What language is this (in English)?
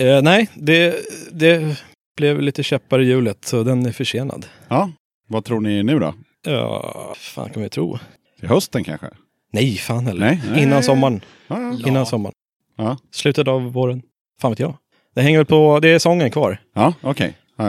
Swedish